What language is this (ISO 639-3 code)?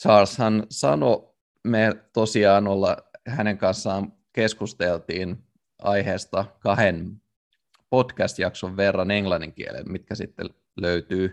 fin